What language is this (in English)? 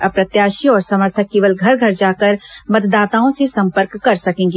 Hindi